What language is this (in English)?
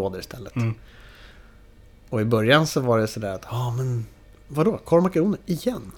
Swedish